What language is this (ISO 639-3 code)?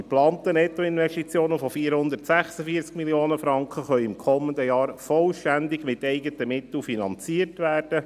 gsw